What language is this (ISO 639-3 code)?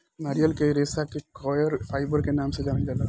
bho